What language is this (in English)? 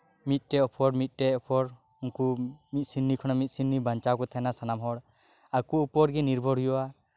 Santali